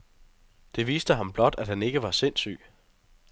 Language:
Danish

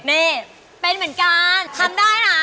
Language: Thai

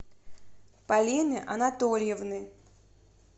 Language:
Russian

